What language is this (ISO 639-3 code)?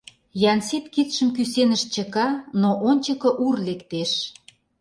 chm